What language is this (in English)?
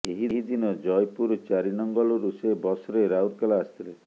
Odia